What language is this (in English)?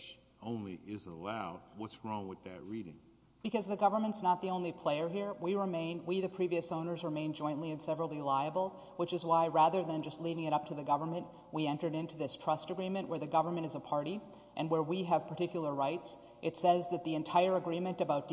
English